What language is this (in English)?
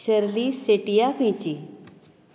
Konkani